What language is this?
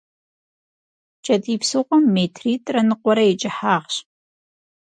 Kabardian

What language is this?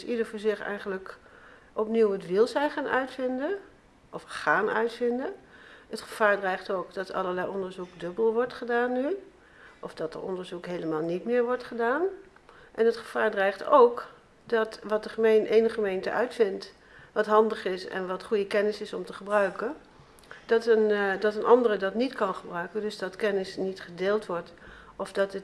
Dutch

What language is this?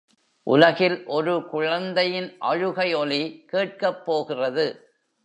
Tamil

